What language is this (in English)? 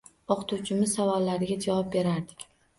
Uzbek